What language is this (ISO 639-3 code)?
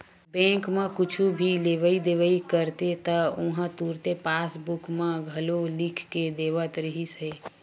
hne